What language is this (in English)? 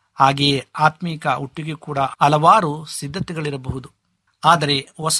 Kannada